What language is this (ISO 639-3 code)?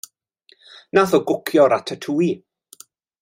cym